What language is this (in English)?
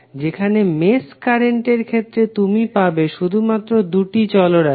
Bangla